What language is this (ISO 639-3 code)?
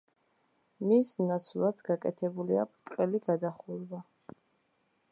kat